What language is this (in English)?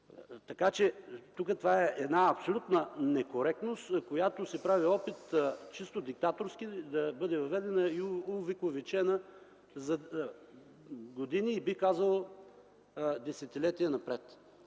Bulgarian